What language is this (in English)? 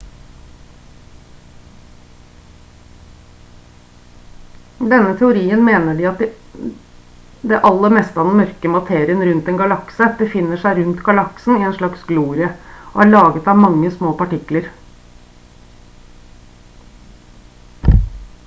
Norwegian Bokmål